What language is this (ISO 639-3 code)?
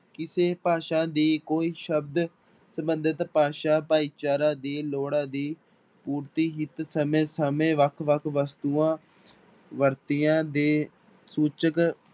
pan